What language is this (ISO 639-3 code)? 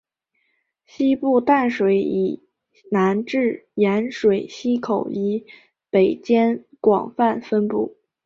zho